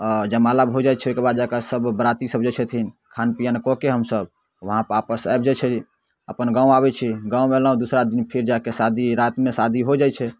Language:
Maithili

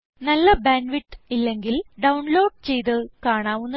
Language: Malayalam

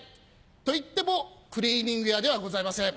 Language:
Japanese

